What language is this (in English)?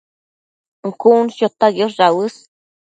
Matsés